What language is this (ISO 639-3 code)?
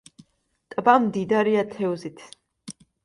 kat